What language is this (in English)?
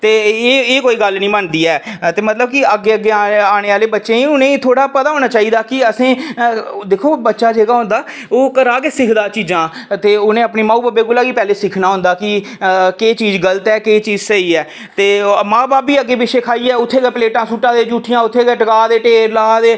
Dogri